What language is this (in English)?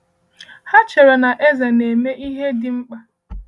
Igbo